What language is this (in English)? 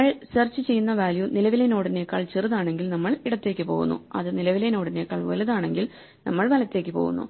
Malayalam